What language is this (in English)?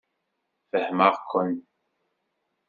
Kabyle